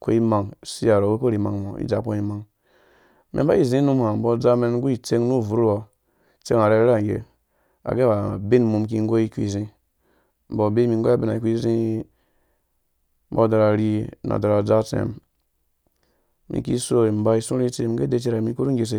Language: Dũya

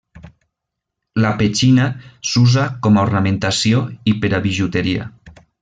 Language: Catalan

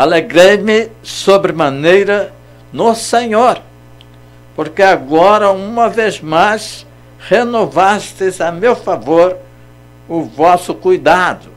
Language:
Portuguese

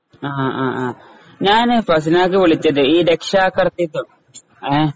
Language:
Malayalam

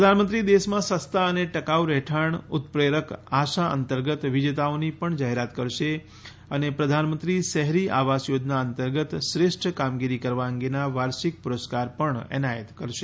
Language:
Gujarati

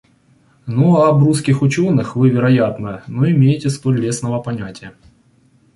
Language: Russian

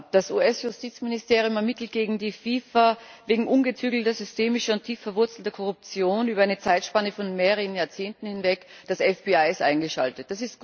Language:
German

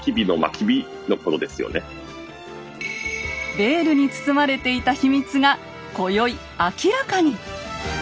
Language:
Japanese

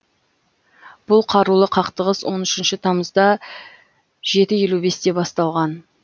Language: Kazakh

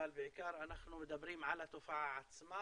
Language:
Hebrew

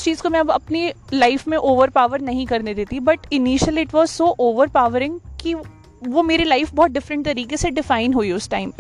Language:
Hindi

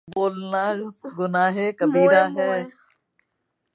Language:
Urdu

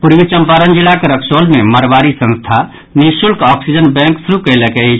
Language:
Maithili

